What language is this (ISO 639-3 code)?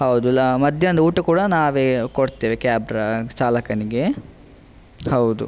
kan